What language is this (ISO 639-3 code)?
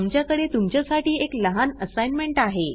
mar